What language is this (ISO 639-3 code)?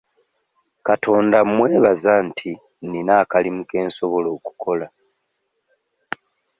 lug